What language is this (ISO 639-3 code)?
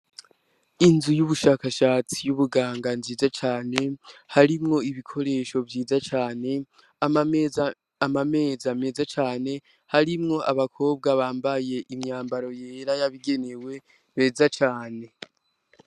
run